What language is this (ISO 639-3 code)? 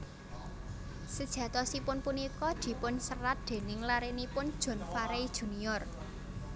jav